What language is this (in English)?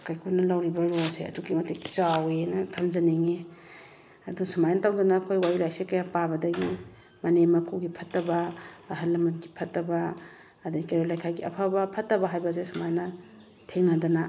Manipuri